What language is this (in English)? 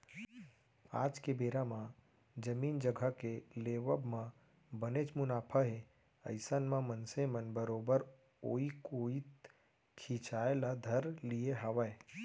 Chhattisgarhi